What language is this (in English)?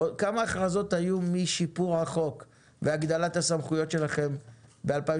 Hebrew